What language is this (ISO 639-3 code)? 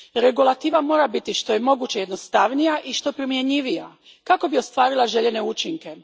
hrv